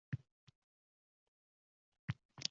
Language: Uzbek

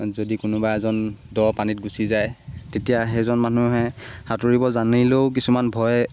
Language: Assamese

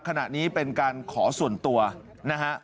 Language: Thai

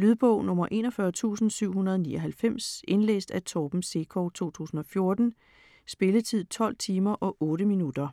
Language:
Danish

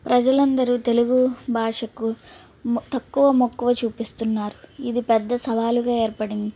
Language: Telugu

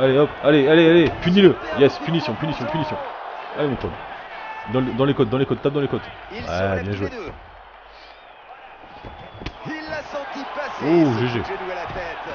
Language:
French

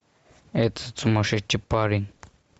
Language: Russian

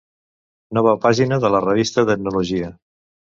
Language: Catalan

